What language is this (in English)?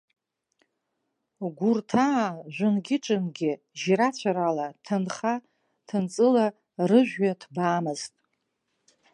Abkhazian